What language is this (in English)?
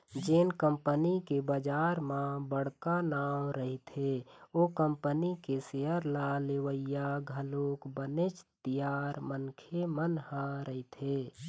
Chhattisgarhi